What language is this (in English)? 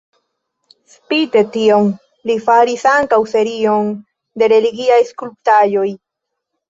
Esperanto